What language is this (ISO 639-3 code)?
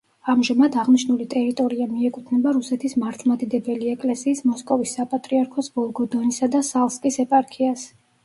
kat